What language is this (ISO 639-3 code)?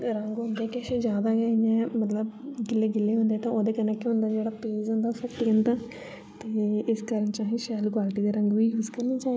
doi